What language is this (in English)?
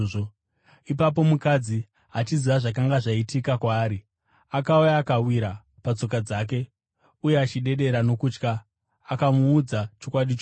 Shona